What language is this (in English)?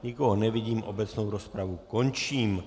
Czech